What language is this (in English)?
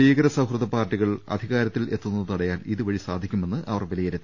Malayalam